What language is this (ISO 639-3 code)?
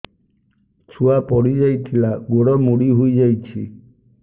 ori